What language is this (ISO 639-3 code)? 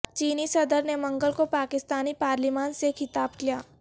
urd